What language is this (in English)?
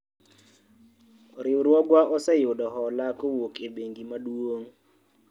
Luo (Kenya and Tanzania)